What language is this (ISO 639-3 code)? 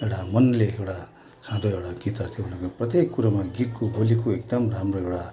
nep